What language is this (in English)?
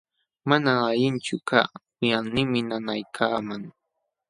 Jauja Wanca Quechua